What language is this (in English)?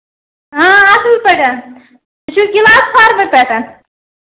Kashmiri